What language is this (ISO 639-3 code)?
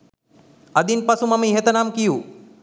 sin